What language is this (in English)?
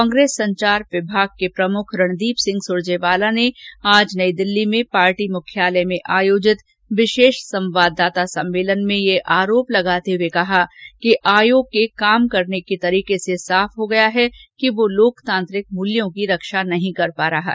Hindi